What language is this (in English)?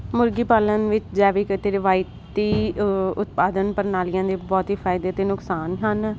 Punjabi